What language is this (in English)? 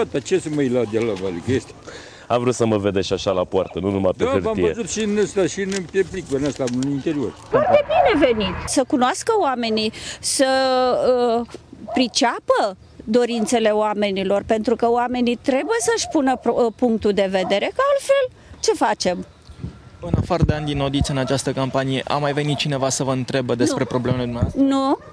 Romanian